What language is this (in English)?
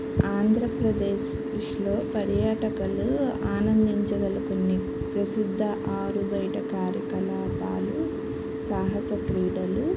Telugu